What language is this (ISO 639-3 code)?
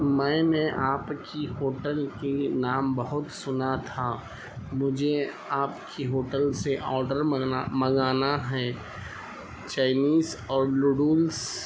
urd